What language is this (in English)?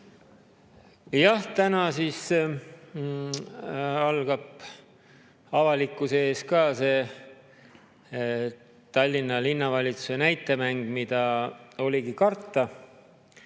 Estonian